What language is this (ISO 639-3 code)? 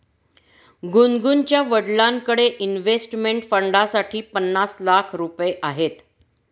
mar